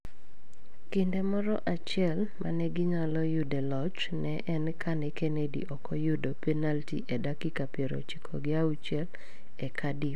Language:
Luo (Kenya and Tanzania)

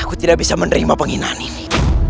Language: Indonesian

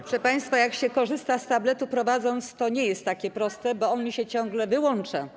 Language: Polish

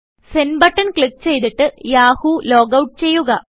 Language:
Malayalam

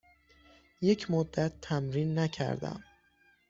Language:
Persian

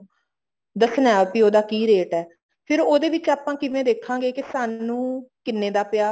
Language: Punjabi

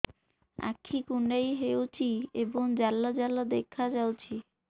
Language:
Odia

